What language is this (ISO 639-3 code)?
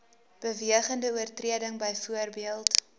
afr